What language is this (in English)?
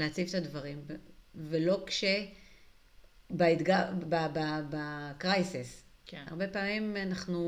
Hebrew